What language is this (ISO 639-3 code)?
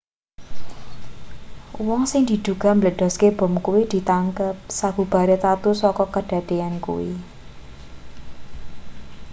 jav